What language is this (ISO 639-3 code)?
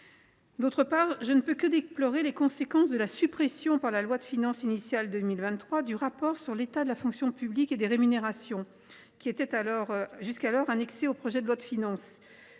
fra